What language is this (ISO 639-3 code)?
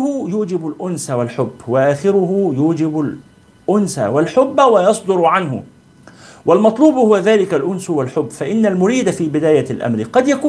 ara